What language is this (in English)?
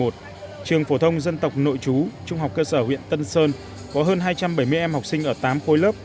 Vietnamese